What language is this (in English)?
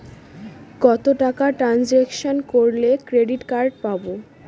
Bangla